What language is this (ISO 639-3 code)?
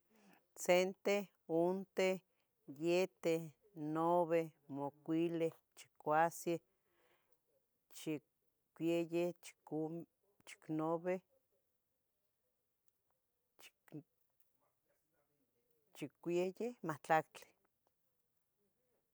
nhg